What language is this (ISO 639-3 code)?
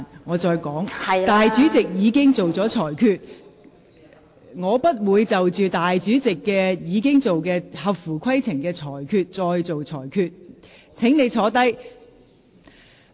yue